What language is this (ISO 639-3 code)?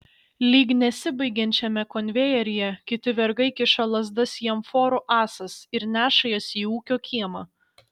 lit